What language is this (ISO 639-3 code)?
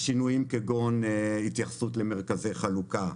heb